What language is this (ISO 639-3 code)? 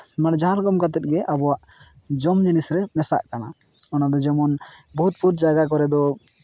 sat